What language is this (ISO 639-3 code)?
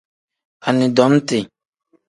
kdh